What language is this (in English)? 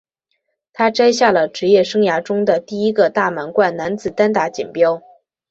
Chinese